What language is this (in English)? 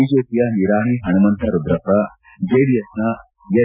Kannada